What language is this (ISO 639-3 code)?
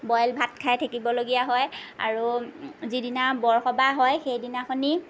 asm